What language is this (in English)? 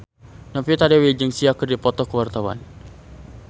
Sundanese